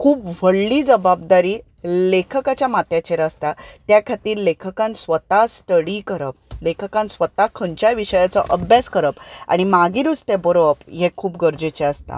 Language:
Konkani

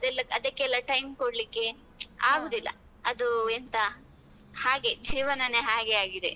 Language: Kannada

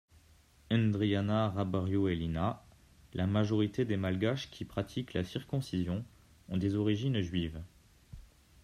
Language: French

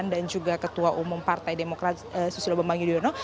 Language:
Indonesian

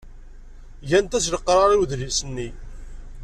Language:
Kabyle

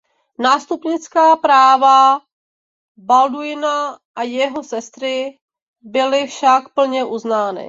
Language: Czech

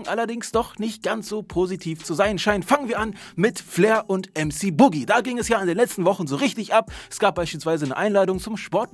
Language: German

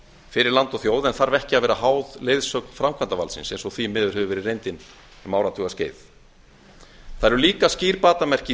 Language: Icelandic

